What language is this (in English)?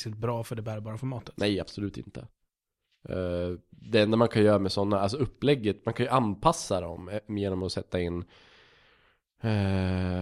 Swedish